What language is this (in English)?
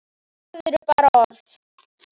Icelandic